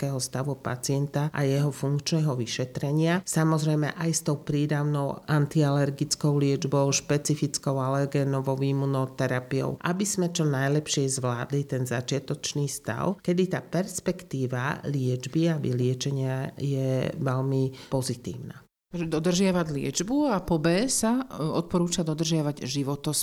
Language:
Slovak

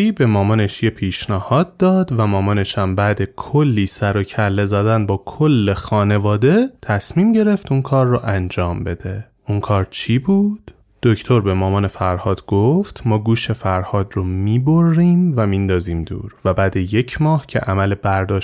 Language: Persian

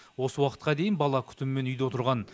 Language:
Kazakh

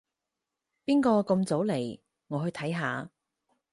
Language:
Cantonese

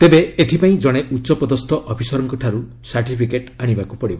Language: Odia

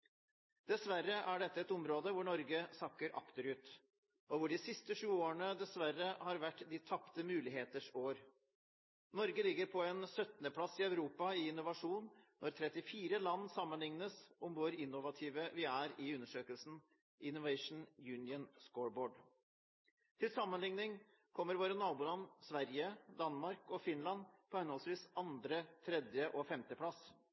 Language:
Norwegian Bokmål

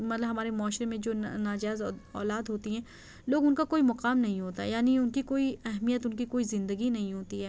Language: Urdu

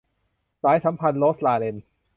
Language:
Thai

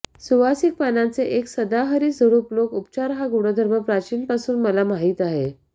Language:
Marathi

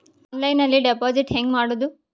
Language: Kannada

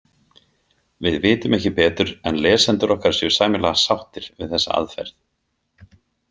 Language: Icelandic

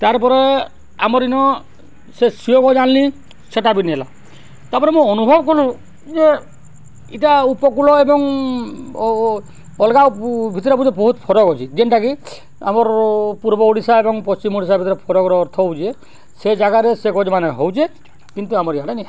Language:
Odia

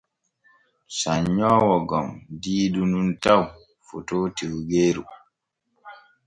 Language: Borgu Fulfulde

